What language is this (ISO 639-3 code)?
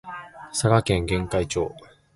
jpn